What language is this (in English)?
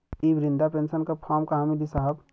Bhojpuri